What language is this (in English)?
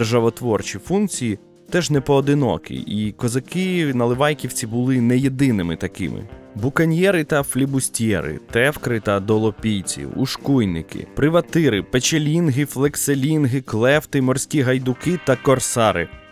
Ukrainian